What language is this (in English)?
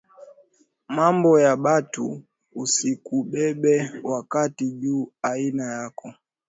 Swahili